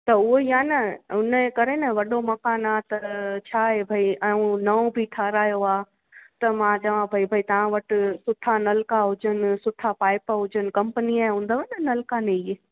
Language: Sindhi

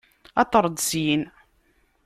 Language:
Kabyle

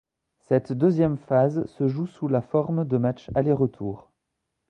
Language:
French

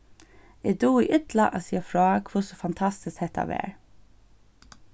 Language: Faroese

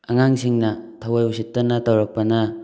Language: Manipuri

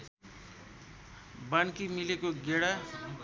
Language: Nepali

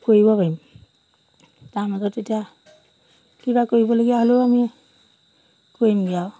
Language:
Assamese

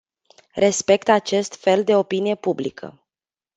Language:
Romanian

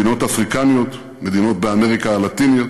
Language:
Hebrew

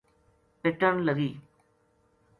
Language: Gujari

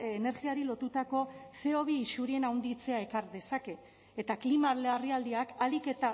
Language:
Basque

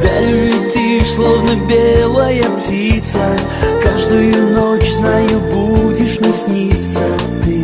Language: Russian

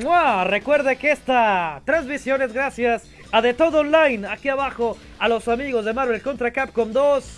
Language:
Spanish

